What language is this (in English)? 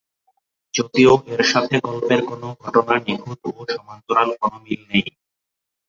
Bangla